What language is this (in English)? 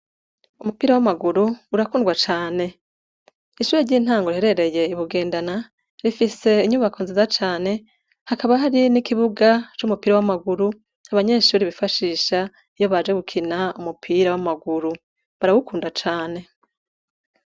Rundi